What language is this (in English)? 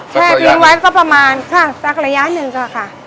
Thai